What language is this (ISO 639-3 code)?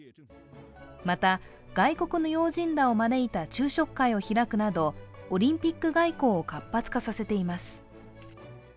jpn